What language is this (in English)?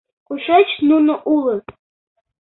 Mari